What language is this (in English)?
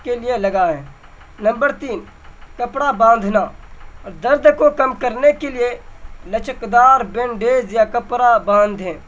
Urdu